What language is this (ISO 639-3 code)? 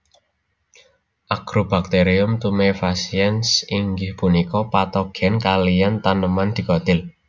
jav